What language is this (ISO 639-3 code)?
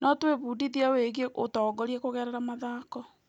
kik